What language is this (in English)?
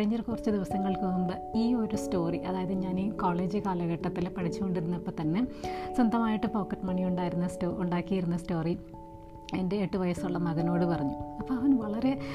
Malayalam